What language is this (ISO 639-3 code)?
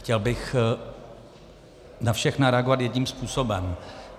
ces